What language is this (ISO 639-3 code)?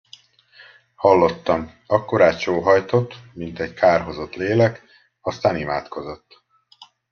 hun